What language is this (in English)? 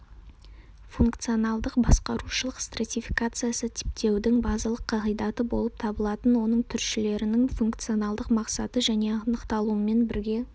Kazakh